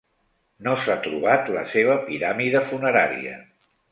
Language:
Catalan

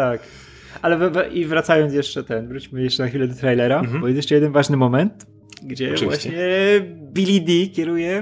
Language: Polish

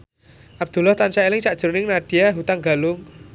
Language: Javanese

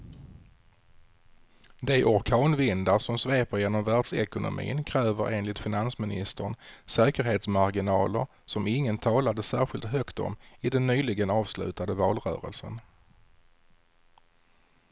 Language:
Swedish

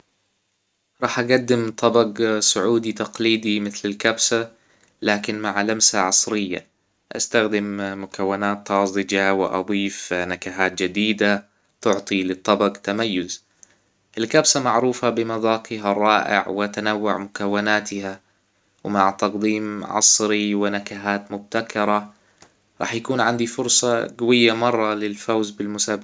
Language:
Hijazi Arabic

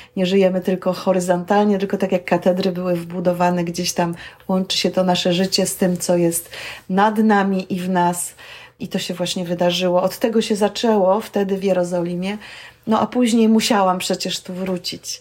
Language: Polish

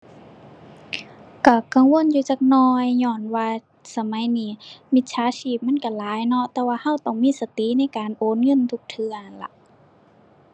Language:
Thai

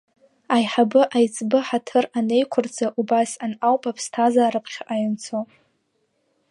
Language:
Abkhazian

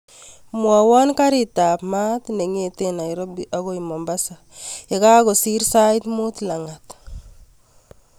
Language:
Kalenjin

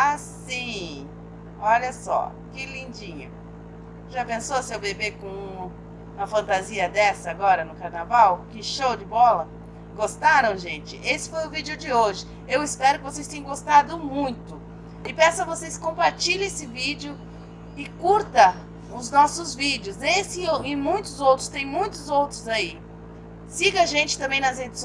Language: Portuguese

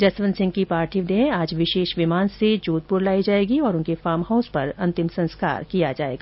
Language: Hindi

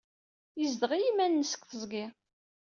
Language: Kabyle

